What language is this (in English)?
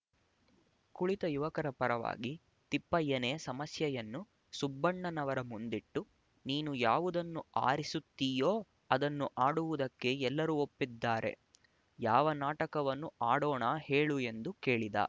Kannada